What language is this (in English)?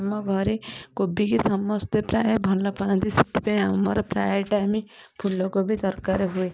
Odia